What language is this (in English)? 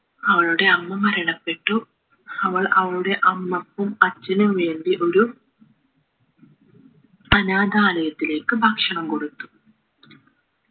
Malayalam